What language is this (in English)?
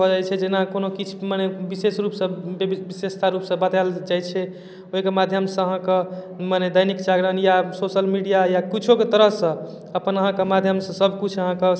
Maithili